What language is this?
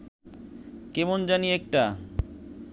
Bangla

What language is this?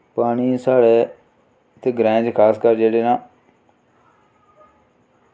Dogri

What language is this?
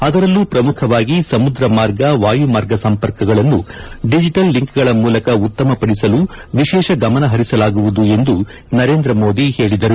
Kannada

